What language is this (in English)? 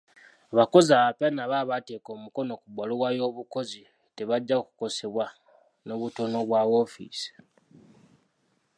Ganda